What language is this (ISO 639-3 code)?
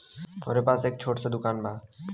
bho